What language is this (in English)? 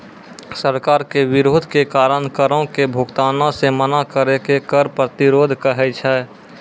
Maithili